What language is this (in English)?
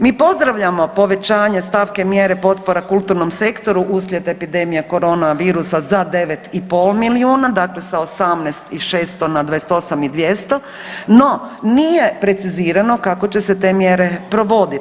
Croatian